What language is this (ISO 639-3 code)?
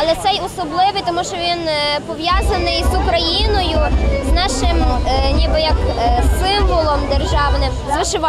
ukr